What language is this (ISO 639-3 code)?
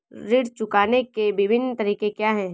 hin